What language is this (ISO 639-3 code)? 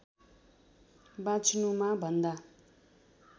nep